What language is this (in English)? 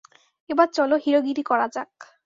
Bangla